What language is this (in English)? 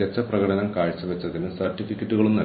Malayalam